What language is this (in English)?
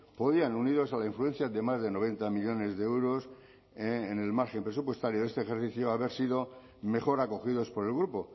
Spanish